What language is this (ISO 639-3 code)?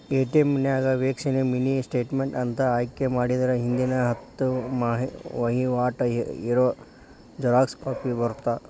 kan